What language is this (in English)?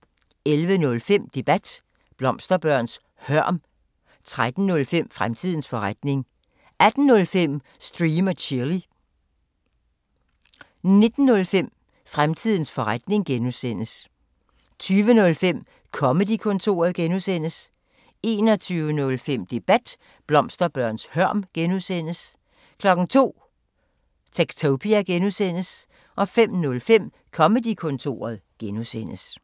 Danish